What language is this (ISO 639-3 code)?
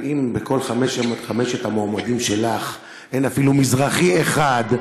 heb